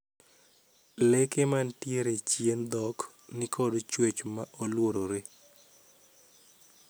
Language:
Luo (Kenya and Tanzania)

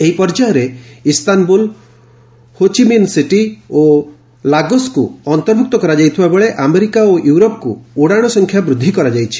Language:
Odia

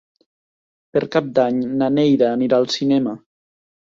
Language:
Catalan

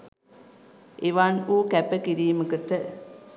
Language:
Sinhala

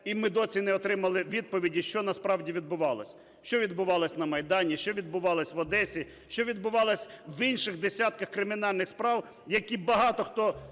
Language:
Ukrainian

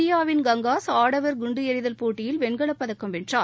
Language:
Tamil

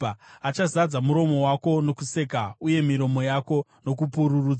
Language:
Shona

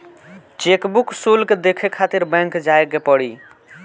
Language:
Bhojpuri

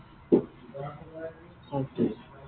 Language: Assamese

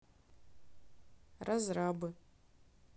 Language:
Russian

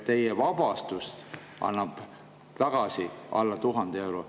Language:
Estonian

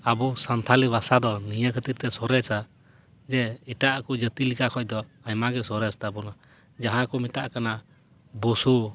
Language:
Santali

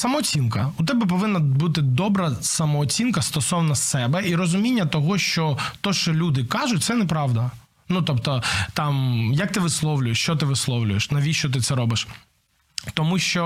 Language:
Ukrainian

